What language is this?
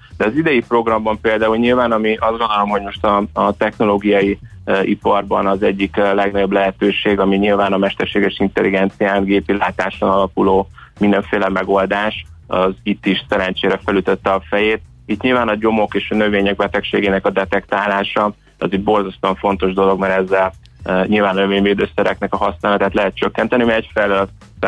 Hungarian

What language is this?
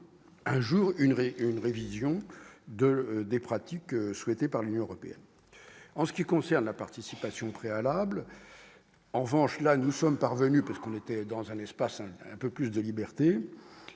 French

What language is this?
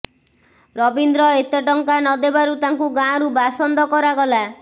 Odia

